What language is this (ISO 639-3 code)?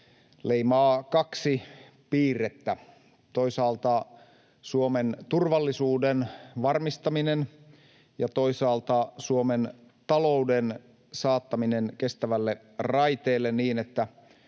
fin